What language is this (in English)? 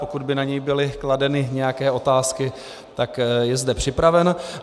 Czech